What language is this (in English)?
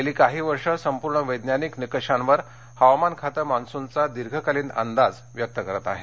Marathi